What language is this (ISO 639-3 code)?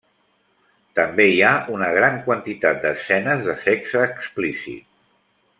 cat